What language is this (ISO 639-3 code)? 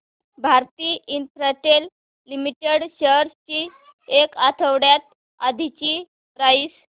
mar